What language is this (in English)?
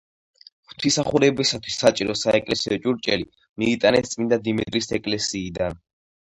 Georgian